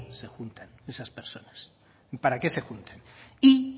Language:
Spanish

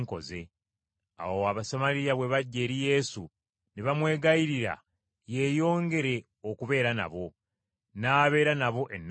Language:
Ganda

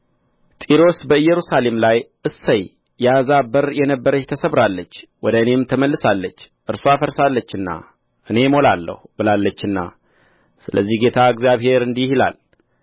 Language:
Amharic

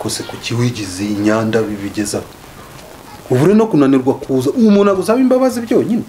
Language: French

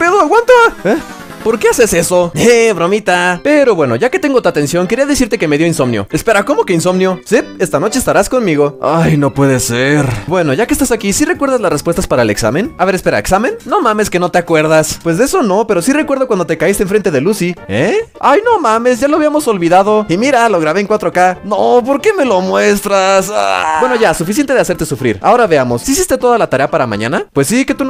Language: Spanish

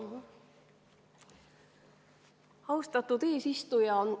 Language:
Estonian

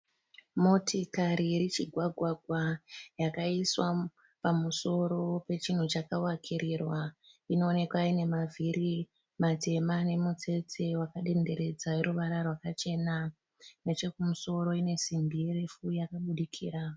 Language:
Shona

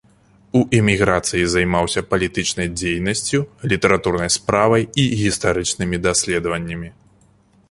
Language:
Belarusian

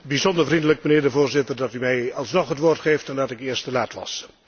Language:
Dutch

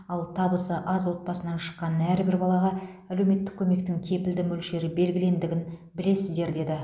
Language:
Kazakh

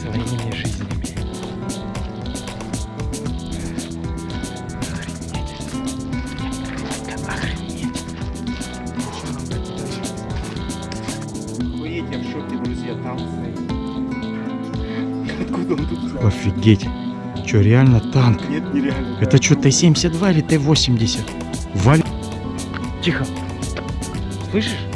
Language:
Russian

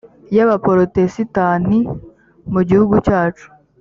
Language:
Kinyarwanda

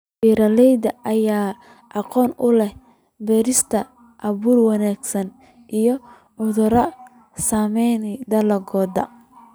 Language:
Somali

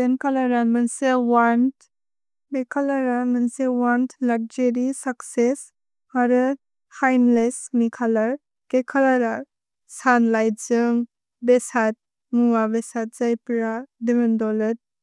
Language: Bodo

